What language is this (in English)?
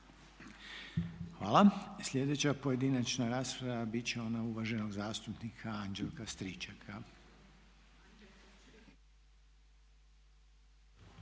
Croatian